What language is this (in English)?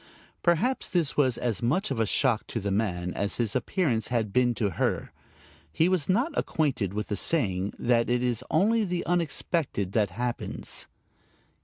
English